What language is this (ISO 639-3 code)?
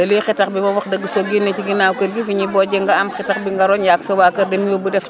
wol